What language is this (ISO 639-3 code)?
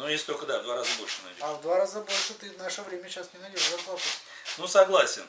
rus